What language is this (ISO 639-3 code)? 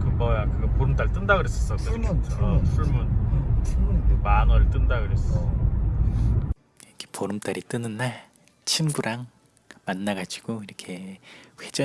kor